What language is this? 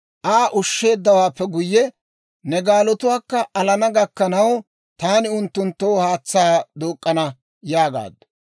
Dawro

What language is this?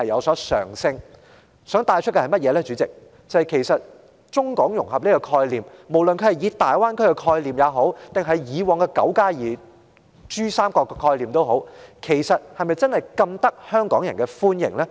Cantonese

